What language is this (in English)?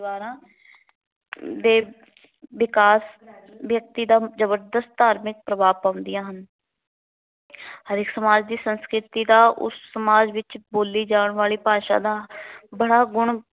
Punjabi